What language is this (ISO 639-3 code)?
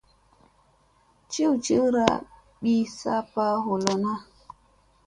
mse